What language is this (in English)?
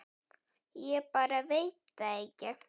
Icelandic